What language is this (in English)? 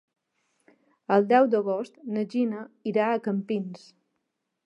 Catalan